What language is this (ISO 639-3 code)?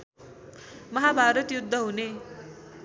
nep